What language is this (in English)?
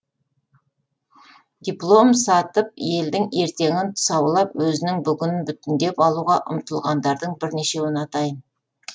Kazakh